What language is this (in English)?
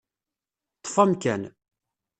Kabyle